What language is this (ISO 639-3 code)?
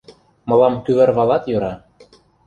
chm